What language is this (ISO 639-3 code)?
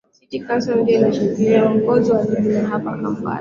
swa